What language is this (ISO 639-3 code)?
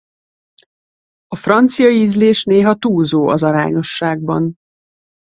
hun